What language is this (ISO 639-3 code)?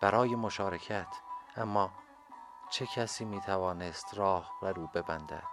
fas